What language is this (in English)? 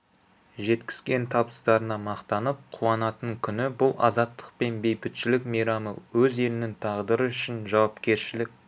Kazakh